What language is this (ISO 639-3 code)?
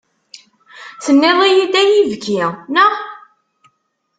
kab